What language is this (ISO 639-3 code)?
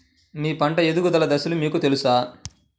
tel